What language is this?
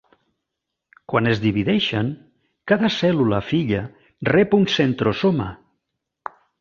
Catalan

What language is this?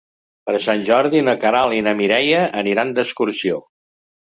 Catalan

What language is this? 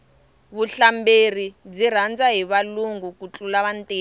Tsonga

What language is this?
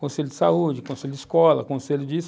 Portuguese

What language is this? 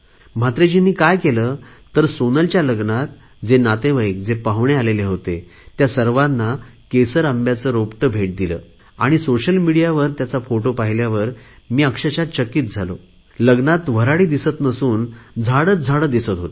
Marathi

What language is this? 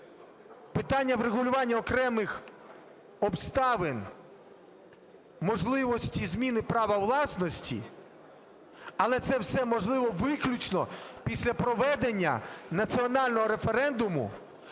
Ukrainian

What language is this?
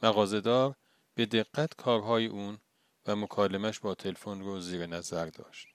Persian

